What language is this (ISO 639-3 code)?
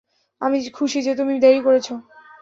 ben